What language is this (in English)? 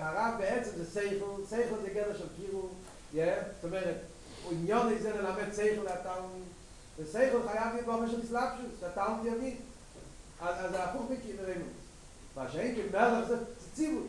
Hebrew